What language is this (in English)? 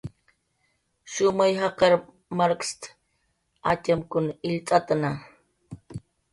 Jaqaru